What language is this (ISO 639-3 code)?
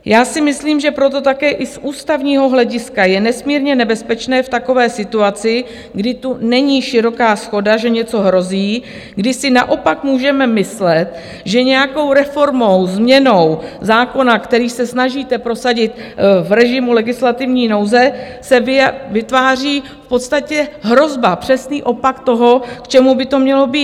ces